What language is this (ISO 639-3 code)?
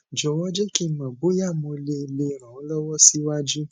yor